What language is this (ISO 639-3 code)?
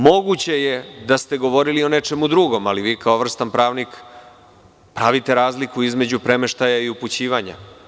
srp